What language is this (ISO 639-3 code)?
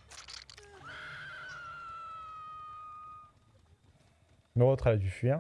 fra